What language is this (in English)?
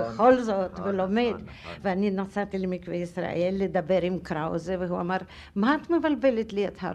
Hebrew